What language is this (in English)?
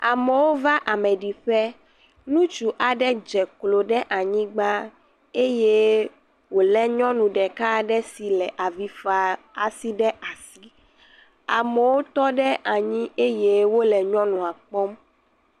Ewe